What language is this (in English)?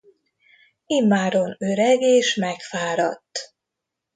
Hungarian